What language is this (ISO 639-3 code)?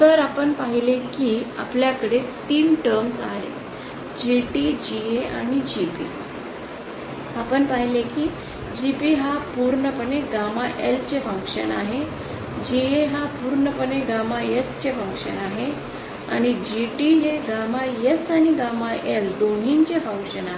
mar